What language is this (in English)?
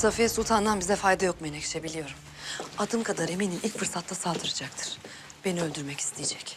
Turkish